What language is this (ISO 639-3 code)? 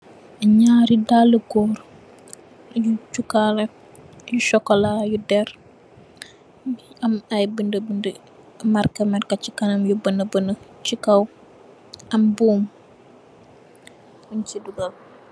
wol